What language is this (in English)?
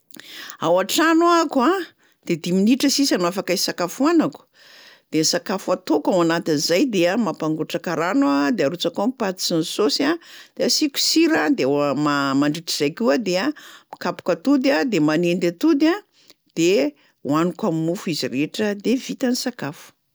Malagasy